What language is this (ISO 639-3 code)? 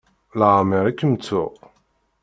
kab